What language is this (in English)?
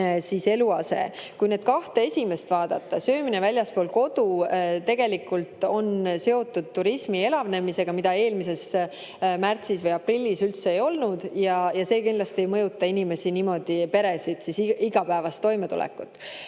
Estonian